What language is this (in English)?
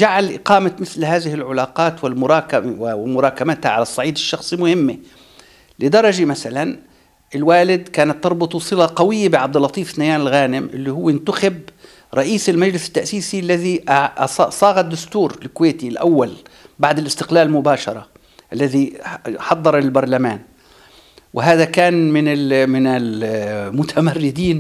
Arabic